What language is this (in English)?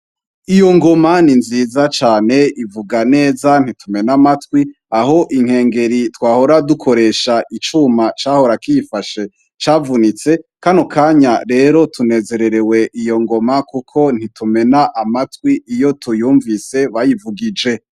Rundi